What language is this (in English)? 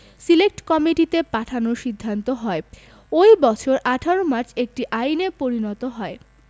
Bangla